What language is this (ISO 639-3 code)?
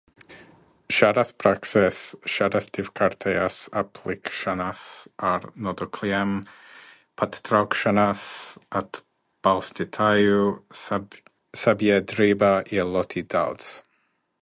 lav